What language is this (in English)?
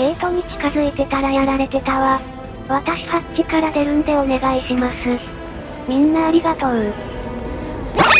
Japanese